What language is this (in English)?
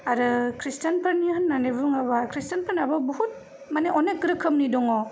Bodo